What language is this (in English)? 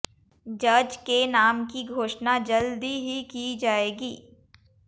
Hindi